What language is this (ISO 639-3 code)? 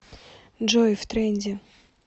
rus